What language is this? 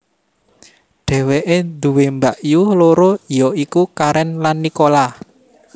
Javanese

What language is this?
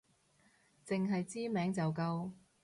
Cantonese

